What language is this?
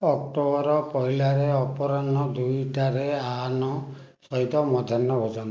Odia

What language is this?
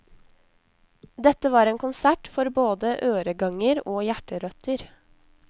Norwegian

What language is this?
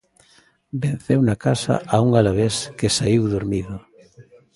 Galician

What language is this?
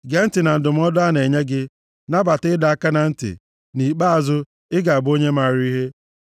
Igbo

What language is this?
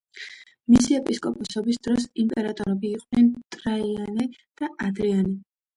Georgian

